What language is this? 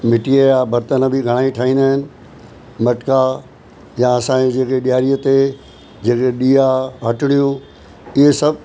Sindhi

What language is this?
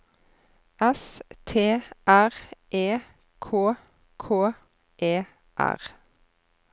Norwegian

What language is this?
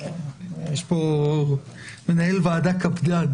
Hebrew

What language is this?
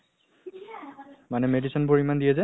Assamese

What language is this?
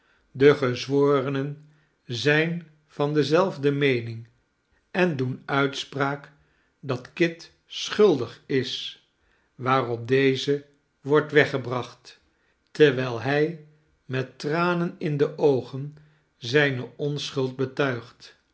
Dutch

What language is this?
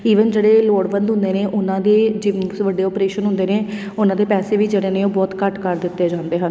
Punjabi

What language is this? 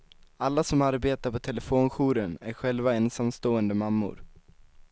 Swedish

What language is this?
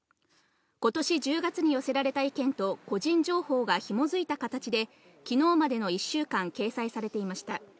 Japanese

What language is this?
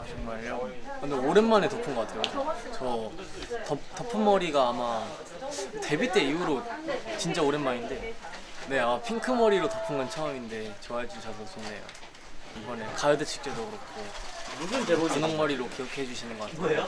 Korean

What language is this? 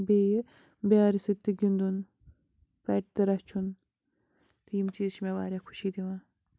Kashmiri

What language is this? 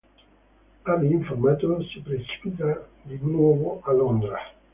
Italian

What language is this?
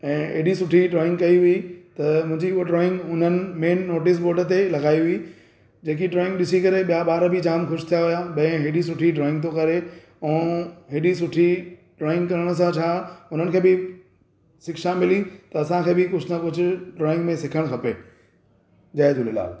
Sindhi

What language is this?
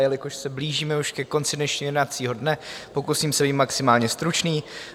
Czech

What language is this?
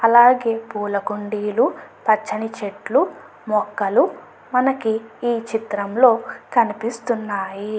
Telugu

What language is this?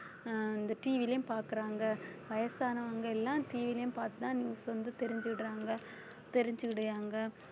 Tamil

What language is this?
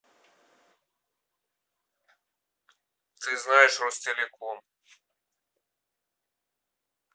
Russian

